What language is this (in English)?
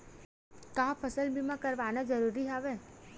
Chhattisgarhi